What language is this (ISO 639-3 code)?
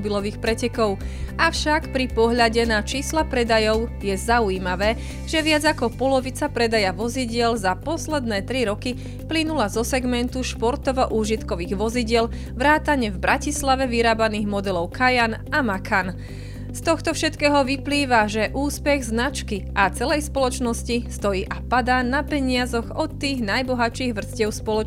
slk